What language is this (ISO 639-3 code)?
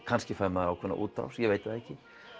isl